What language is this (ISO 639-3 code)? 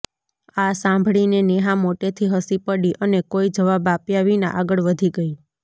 guj